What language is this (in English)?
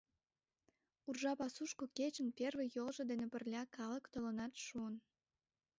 Mari